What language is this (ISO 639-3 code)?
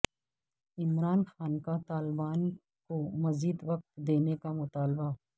urd